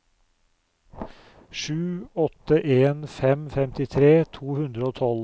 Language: Norwegian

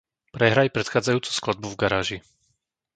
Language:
Slovak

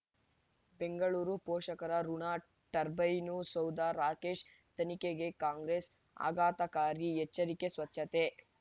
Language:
Kannada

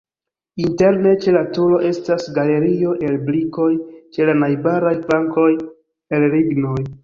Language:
Esperanto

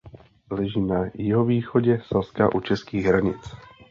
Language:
Czech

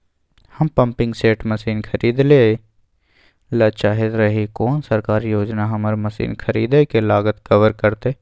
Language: Maithili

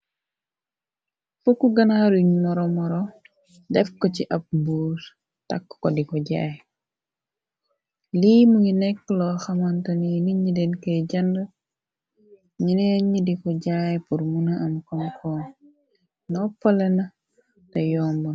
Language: Wolof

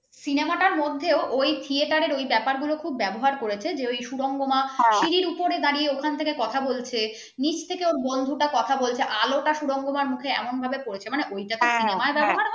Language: Bangla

